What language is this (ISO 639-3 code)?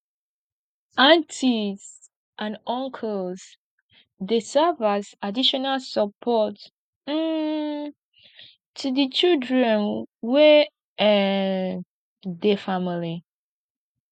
pcm